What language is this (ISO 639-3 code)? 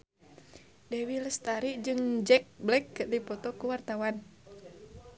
sun